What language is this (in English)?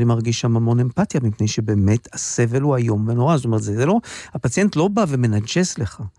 Hebrew